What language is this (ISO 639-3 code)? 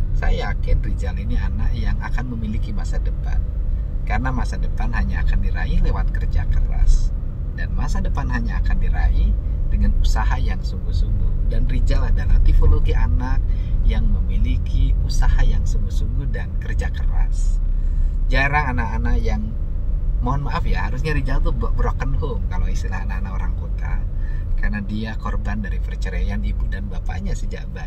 ind